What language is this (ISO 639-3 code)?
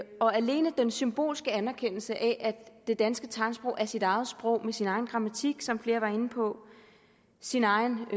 dan